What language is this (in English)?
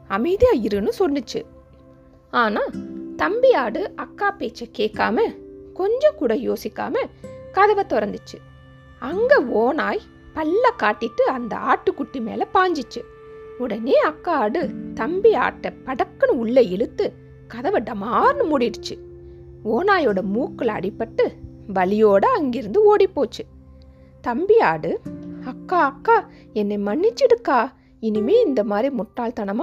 Tamil